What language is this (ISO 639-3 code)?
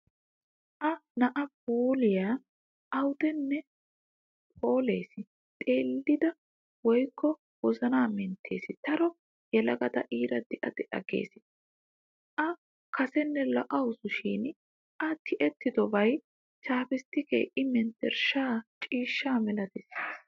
wal